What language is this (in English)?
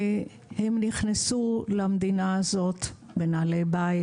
Hebrew